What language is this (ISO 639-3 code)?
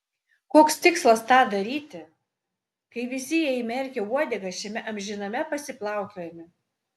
lit